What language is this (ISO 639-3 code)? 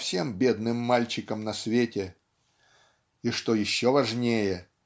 rus